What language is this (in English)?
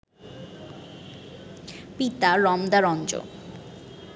Bangla